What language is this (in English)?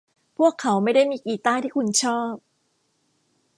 Thai